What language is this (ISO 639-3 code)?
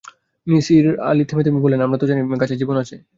ben